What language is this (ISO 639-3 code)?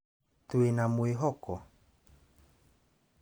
kik